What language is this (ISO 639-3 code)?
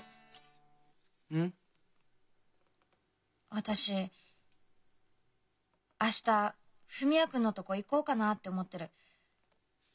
jpn